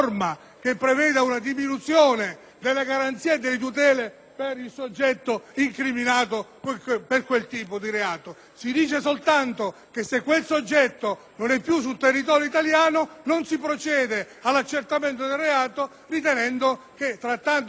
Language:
Italian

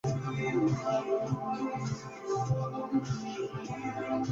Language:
Spanish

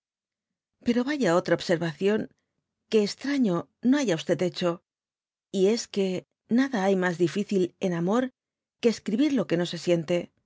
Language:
Spanish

